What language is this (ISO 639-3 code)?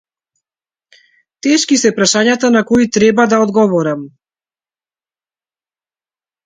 mkd